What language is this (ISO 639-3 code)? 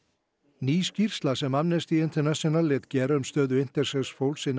isl